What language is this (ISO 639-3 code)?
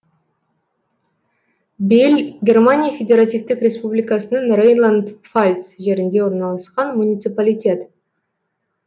kaz